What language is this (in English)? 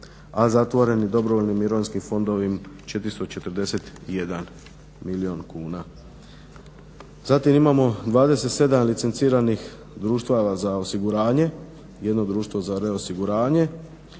Croatian